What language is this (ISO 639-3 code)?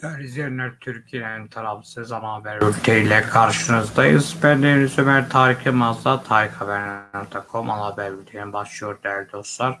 tur